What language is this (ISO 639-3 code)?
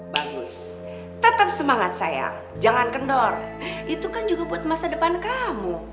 ind